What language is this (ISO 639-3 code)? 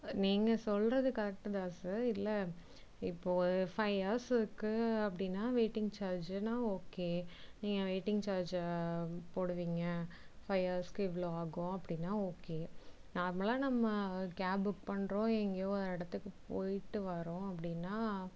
tam